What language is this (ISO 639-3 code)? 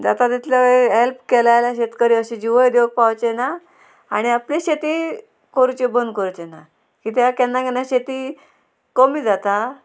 kok